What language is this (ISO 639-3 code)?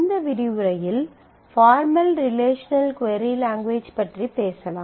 tam